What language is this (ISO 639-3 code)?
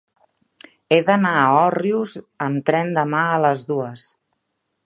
cat